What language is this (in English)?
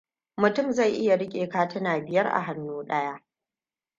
Hausa